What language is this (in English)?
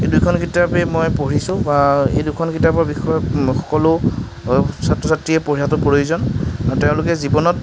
Assamese